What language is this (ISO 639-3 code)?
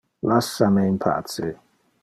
ina